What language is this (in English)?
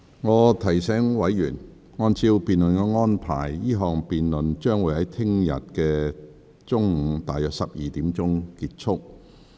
Cantonese